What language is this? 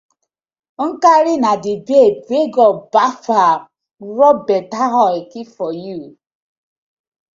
Nigerian Pidgin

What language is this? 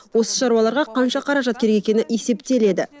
Kazakh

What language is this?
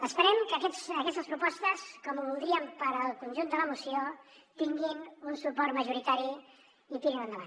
Catalan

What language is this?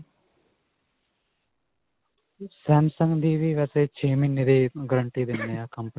Punjabi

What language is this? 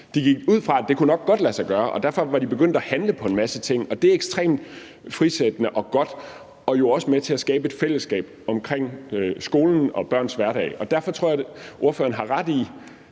Danish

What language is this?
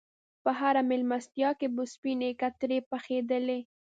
Pashto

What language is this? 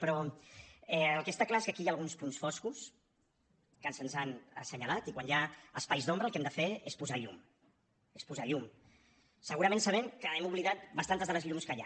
Catalan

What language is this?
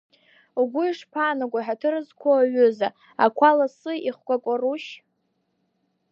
Abkhazian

